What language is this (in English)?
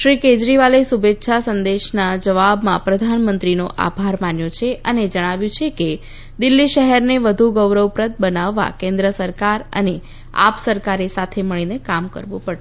Gujarati